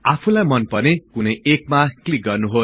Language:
Nepali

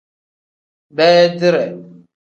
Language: Tem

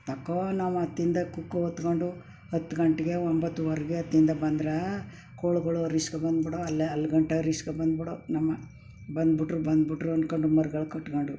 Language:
Kannada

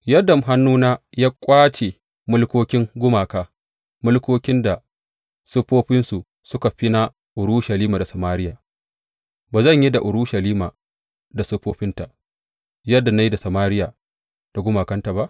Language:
Hausa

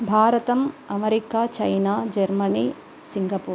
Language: Sanskrit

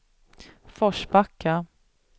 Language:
Swedish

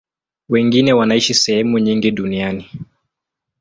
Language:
Swahili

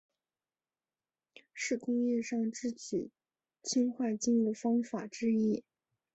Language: Chinese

